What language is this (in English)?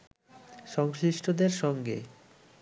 Bangla